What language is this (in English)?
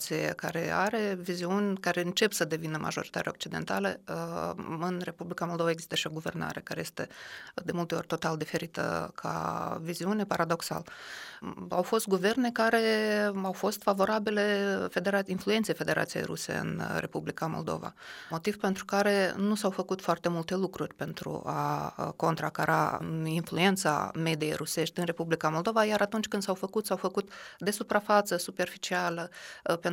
Romanian